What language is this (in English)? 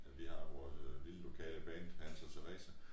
Danish